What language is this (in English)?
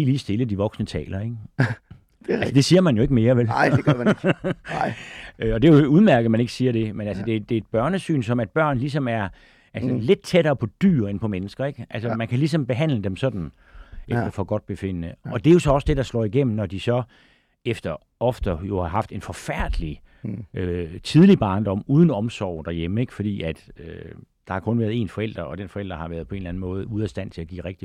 Danish